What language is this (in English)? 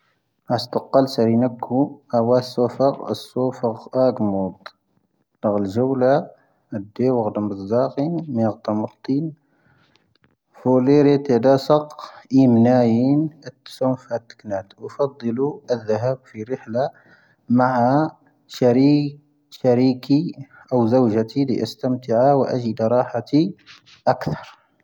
Tahaggart Tamahaq